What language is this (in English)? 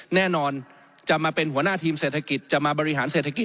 Thai